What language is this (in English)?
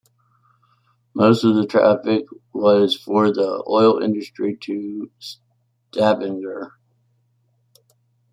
English